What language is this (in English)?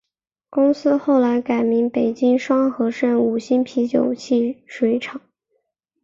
Chinese